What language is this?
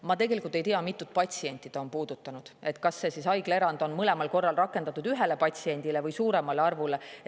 Estonian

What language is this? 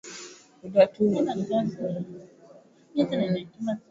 Swahili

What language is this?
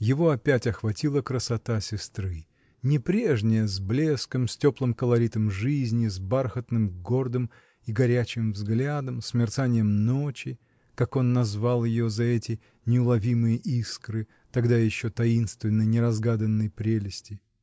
Russian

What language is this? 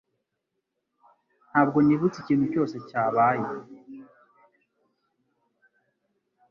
Kinyarwanda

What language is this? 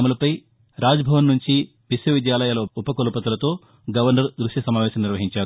Telugu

